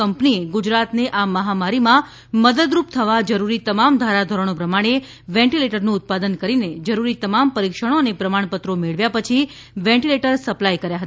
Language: Gujarati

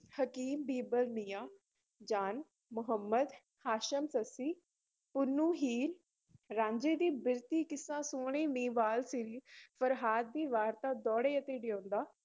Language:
Punjabi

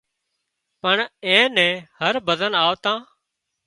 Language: Wadiyara Koli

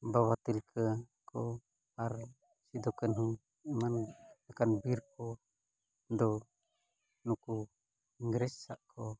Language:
Santali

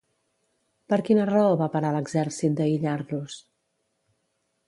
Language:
Catalan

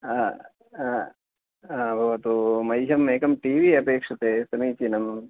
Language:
Sanskrit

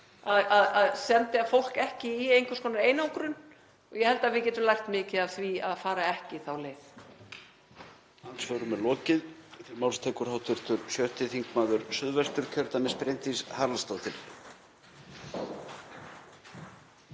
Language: Icelandic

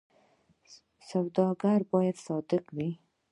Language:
Pashto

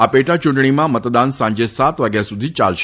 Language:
Gujarati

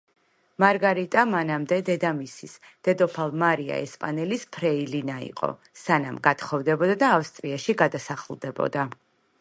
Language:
Georgian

